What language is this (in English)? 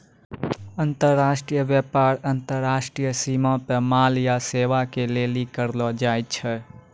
Maithili